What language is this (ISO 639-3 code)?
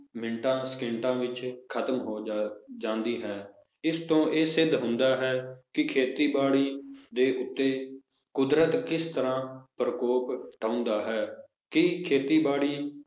pan